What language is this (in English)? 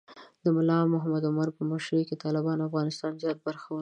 Pashto